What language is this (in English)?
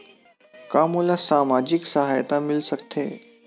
Chhattisgarhi